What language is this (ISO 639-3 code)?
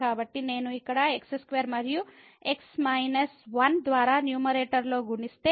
tel